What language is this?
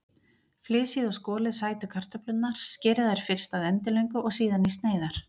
Icelandic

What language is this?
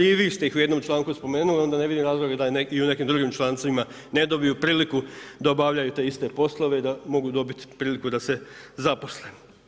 Croatian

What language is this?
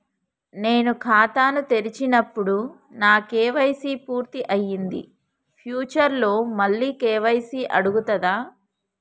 Telugu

